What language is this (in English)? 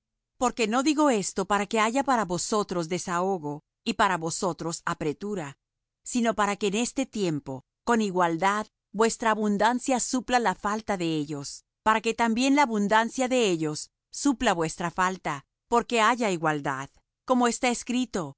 Spanish